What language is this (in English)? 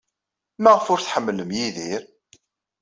Kabyle